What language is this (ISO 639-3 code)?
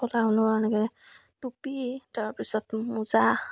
asm